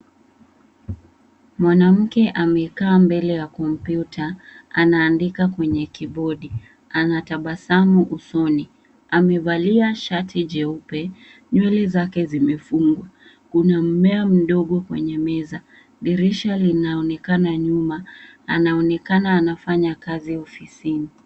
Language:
Swahili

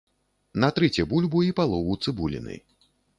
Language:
Belarusian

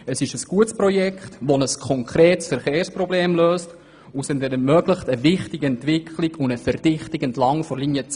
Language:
Swiss German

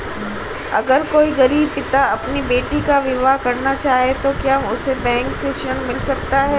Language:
Hindi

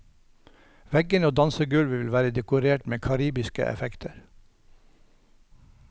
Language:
Norwegian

